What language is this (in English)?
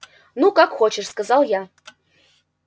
Russian